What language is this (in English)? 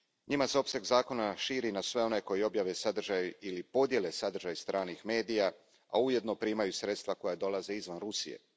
Croatian